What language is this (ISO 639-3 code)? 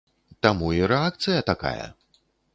bel